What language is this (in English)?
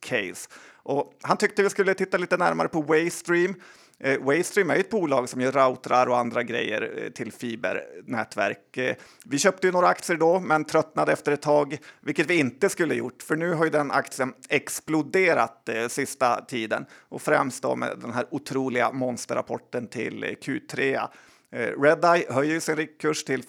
Swedish